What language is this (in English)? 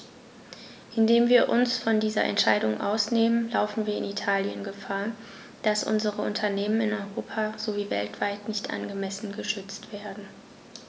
German